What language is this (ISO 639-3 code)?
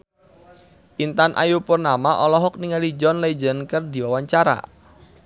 sun